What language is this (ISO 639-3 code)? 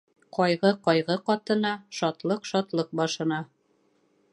bak